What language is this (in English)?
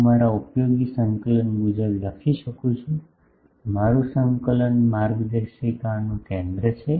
Gujarati